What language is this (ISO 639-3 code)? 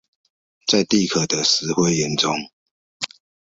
zho